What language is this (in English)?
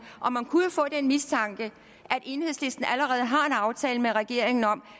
Danish